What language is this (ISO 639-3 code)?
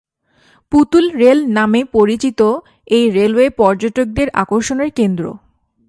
ben